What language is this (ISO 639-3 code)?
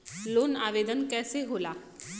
bho